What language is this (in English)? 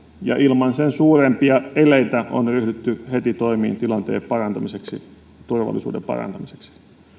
Finnish